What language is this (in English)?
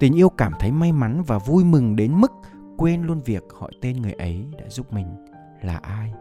Vietnamese